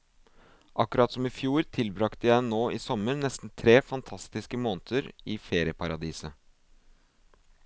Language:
Norwegian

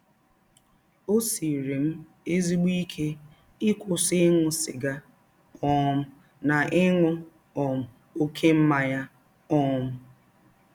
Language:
Igbo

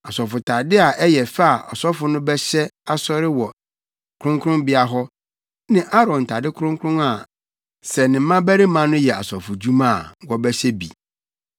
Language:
Akan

